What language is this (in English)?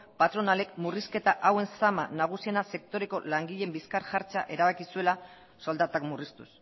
Basque